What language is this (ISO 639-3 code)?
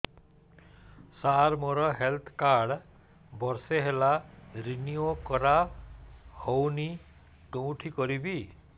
ori